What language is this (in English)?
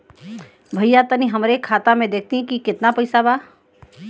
Bhojpuri